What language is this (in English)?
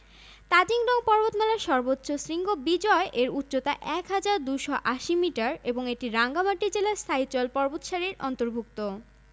Bangla